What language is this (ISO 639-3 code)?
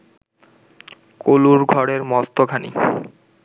ben